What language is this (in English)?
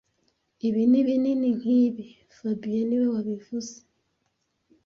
Kinyarwanda